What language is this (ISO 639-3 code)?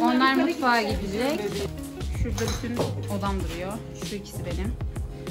tur